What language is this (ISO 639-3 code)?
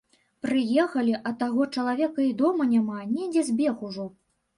bel